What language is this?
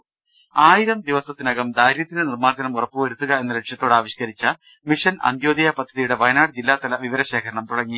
Malayalam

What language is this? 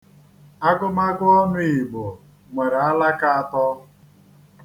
Igbo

